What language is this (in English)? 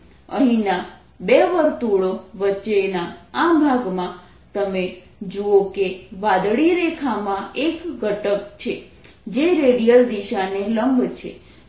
Gujarati